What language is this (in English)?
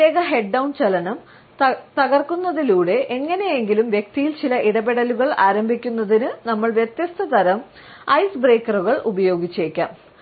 Malayalam